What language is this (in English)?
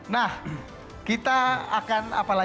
Indonesian